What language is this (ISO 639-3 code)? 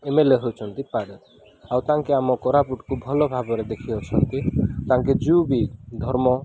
ori